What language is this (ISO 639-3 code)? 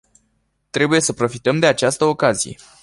ron